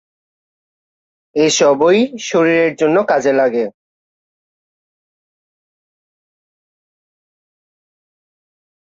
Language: Bangla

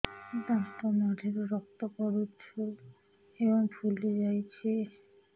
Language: Odia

